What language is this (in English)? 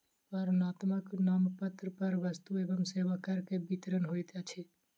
Maithili